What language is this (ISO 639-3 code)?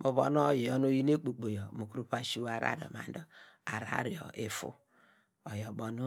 deg